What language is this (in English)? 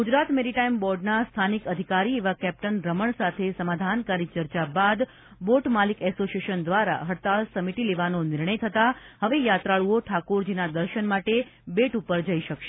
Gujarati